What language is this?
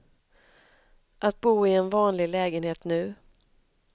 Swedish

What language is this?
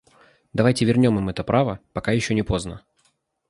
Russian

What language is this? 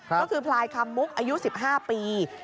Thai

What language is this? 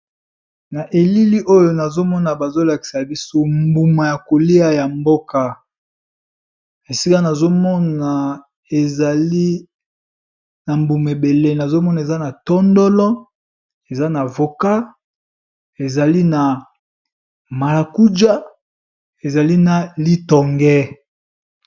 Lingala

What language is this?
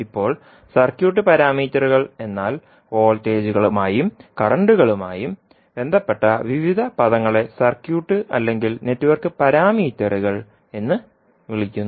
Malayalam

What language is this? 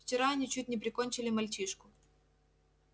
Russian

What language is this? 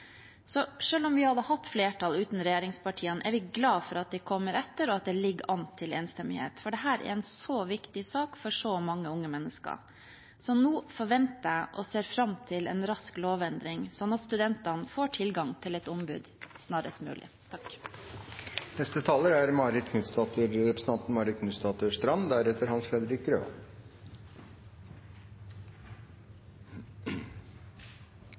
Norwegian Bokmål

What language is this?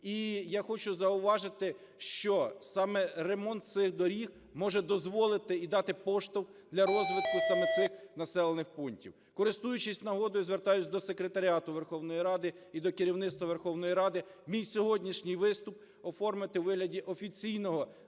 Ukrainian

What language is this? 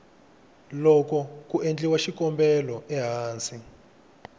Tsonga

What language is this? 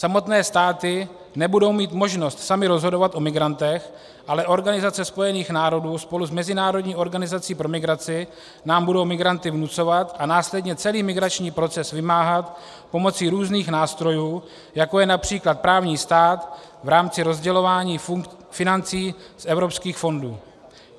Czech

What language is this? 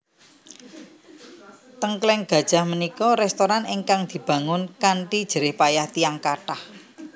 Javanese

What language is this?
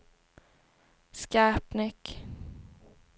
Swedish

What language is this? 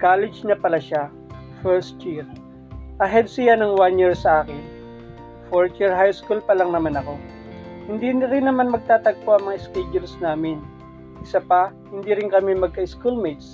Filipino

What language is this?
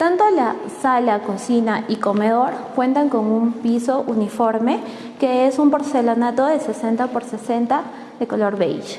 Spanish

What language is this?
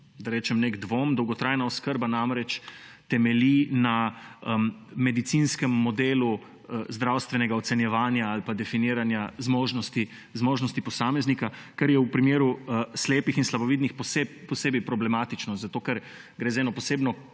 Slovenian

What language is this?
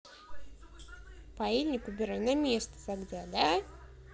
Russian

